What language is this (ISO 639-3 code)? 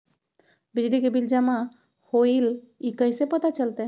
mag